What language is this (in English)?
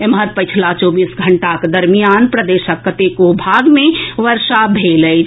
Maithili